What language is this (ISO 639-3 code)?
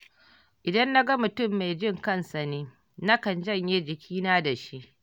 hau